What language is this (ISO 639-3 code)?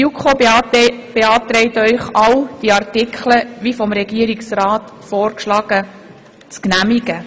gsw